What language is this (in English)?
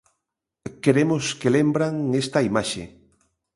Galician